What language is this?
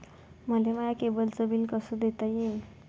Marathi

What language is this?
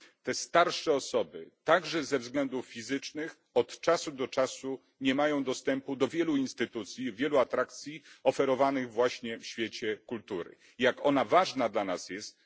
Polish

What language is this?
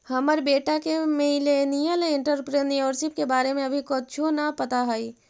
Magahi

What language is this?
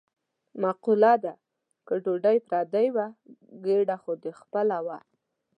Pashto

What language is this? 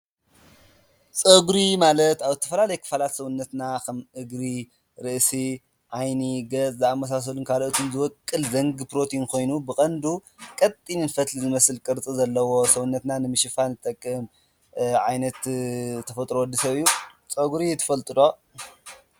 Tigrinya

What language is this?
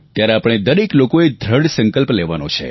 Gujarati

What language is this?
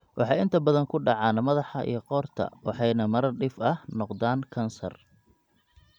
Somali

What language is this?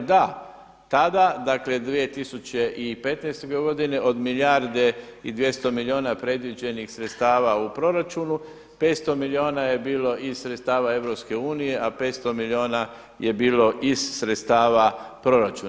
Croatian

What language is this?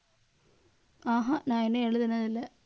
Tamil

